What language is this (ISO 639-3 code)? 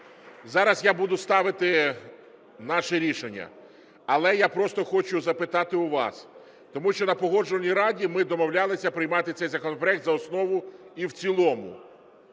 ukr